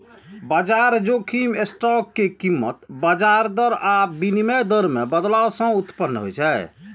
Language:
Maithili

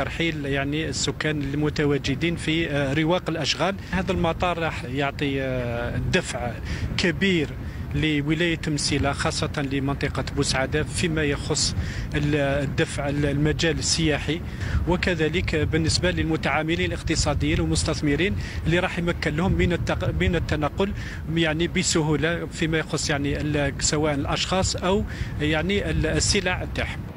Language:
Arabic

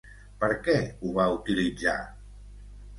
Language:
Catalan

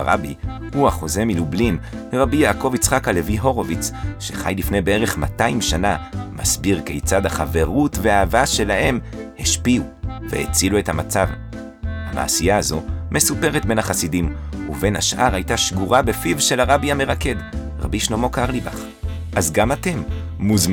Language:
Hebrew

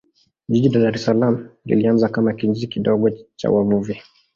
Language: Swahili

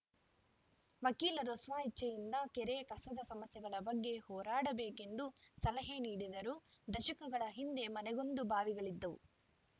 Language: Kannada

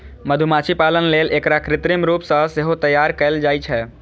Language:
Maithili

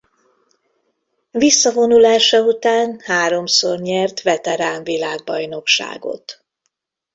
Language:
Hungarian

